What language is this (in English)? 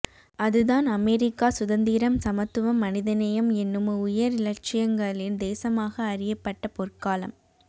Tamil